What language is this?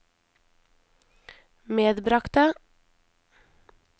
Norwegian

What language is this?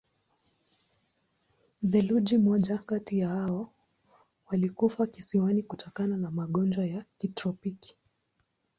Swahili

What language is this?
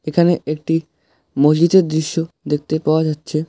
Bangla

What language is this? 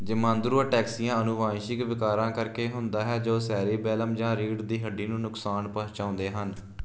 Punjabi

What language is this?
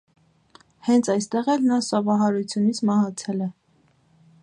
Armenian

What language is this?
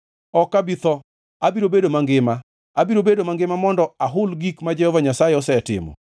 Luo (Kenya and Tanzania)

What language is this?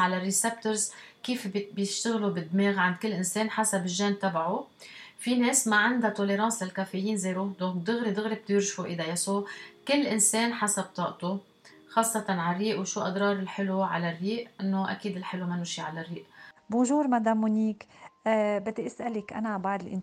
Arabic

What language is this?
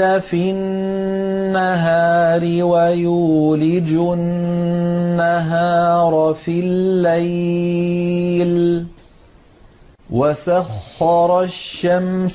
Arabic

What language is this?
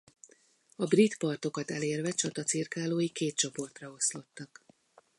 Hungarian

